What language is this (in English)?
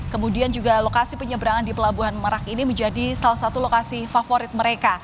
Indonesian